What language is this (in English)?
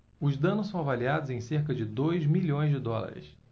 Portuguese